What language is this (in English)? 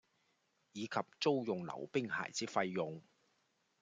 Cantonese